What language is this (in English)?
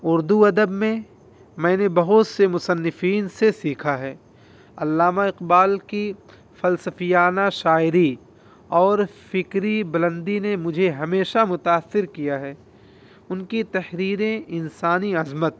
Urdu